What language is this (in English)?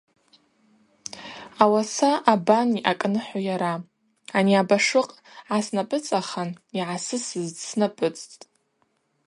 Abaza